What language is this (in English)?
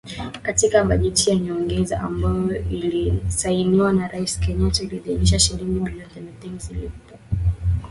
Swahili